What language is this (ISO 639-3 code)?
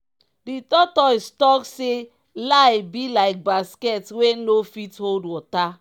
pcm